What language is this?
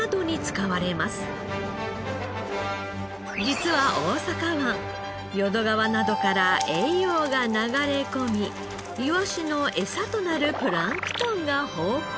Japanese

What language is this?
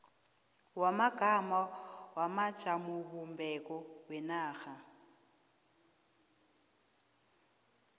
South Ndebele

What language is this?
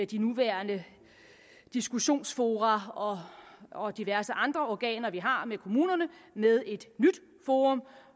Danish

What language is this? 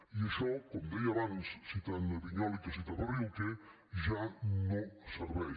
Catalan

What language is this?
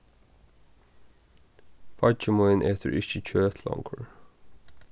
Faroese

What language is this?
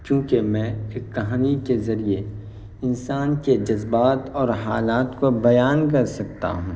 Urdu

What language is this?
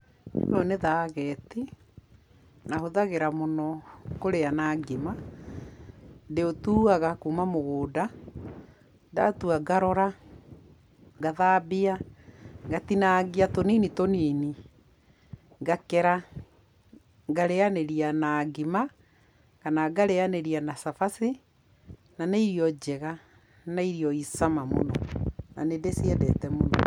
Kikuyu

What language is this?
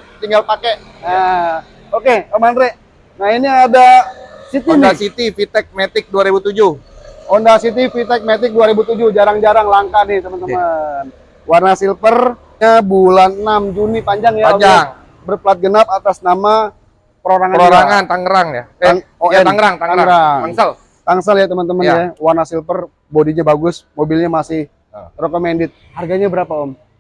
Indonesian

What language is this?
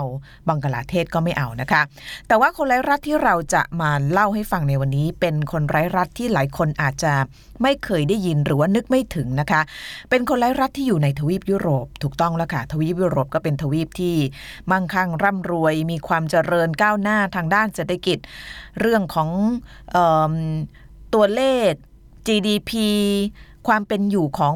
Thai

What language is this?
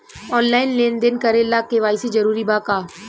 Bhojpuri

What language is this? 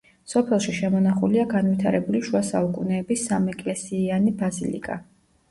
Georgian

